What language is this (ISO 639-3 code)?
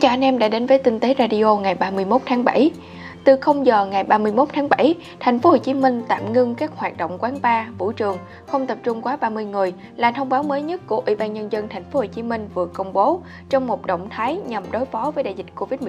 vie